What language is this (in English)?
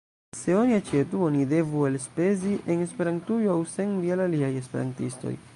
Esperanto